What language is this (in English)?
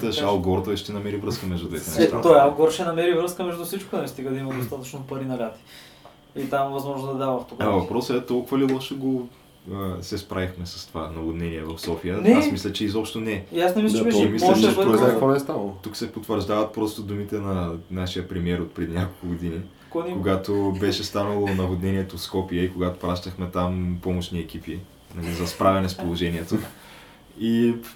Bulgarian